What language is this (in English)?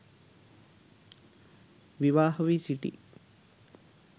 Sinhala